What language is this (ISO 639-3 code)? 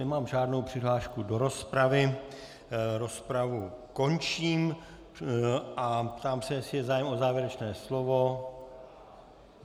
ces